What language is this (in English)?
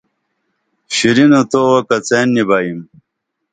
Dameli